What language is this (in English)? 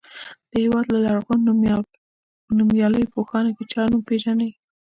Pashto